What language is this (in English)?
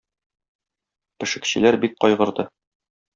Tatar